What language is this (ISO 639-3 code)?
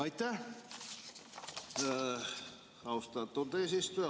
est